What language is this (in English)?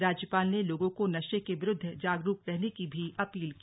Hindi